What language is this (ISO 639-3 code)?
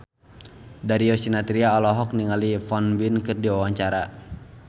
sun